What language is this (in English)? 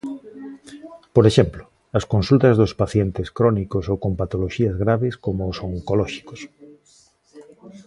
Galician